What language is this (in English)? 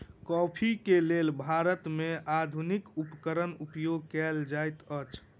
Maithili